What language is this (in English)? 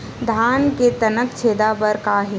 Chhattisgarhi